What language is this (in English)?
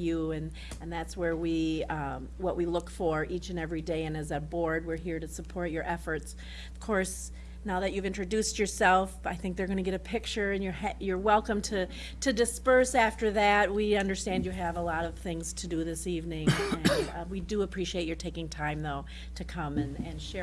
English